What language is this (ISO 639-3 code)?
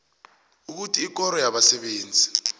nbl